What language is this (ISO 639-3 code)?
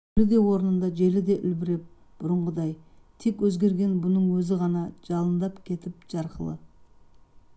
kaz